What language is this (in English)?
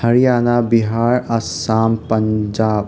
Manipuri